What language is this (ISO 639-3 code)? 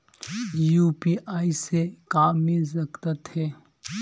hne